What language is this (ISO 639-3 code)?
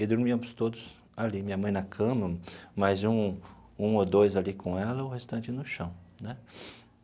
por